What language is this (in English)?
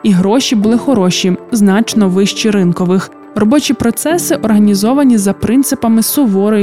Ukrainian